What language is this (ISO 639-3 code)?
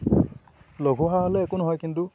asm